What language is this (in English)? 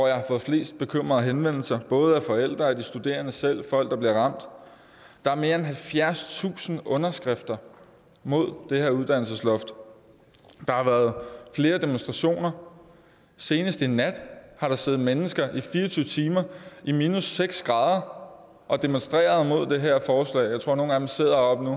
Danish